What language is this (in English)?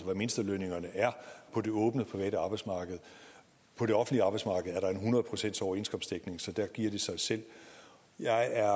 Danish